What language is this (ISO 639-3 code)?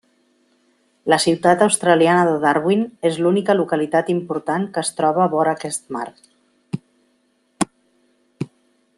cat